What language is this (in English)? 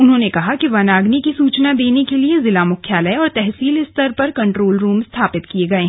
Hindi